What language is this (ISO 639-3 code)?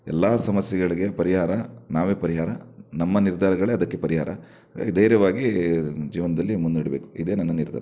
kan